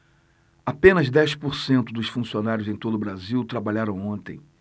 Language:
Portuguese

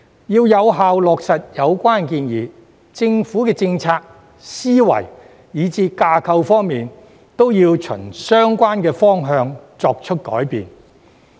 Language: Cantonese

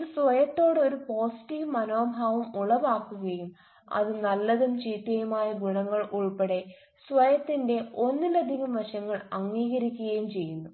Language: Malayalam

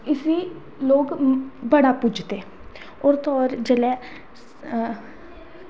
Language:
Dogri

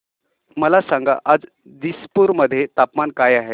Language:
Marathi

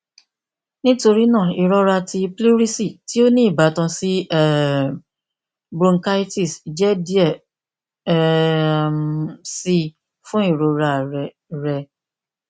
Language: Yoruba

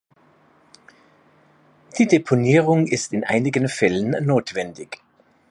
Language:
German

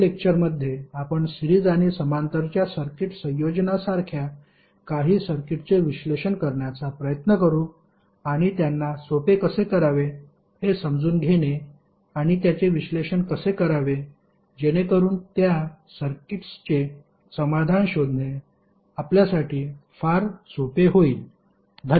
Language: Marathi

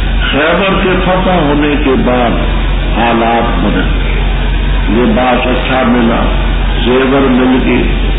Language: Romanian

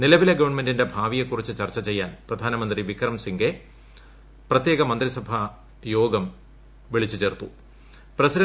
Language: Malayalam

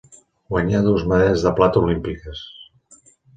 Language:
Catalan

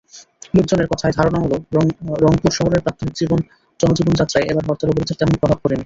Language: Bangla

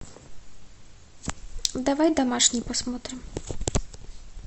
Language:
Russian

